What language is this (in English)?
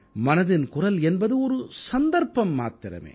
Tamil